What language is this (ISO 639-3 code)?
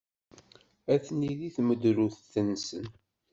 kab